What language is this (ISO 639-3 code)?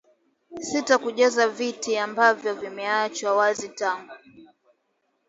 swa